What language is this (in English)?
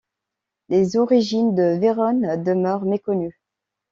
French